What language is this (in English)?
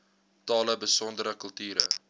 Afrikaans